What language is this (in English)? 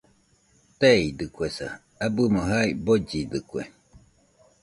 Nüpode Huitoto